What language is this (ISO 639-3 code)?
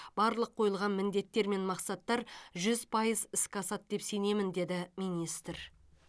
kaz